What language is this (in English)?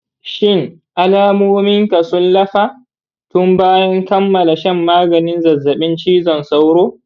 Hausa